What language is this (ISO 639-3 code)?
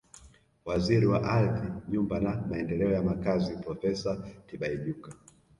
swa